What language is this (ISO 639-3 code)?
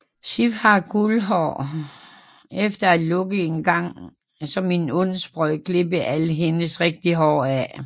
dan